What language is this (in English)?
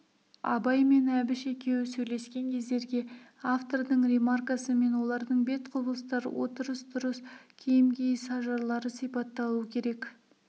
Kazakh